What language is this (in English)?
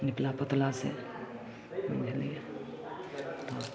Maithili